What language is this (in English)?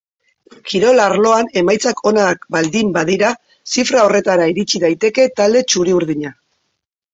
Basque